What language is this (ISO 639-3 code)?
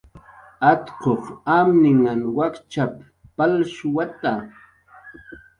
jqr